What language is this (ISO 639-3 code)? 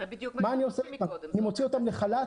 heb